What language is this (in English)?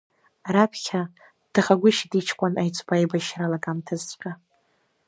Abkhazian